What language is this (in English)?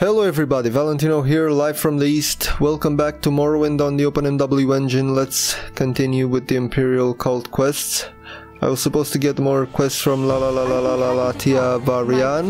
English